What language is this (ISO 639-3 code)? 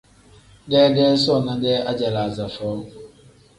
kdh